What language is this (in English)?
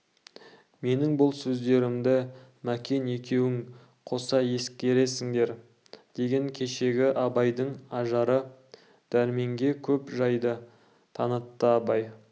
Kazakh